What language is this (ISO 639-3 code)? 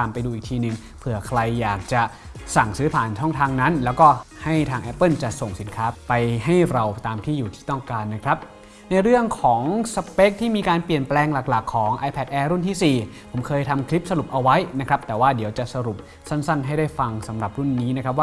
tha